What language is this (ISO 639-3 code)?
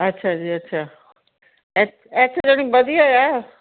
pan